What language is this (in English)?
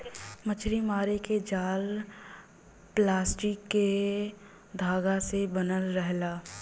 Bhojpuri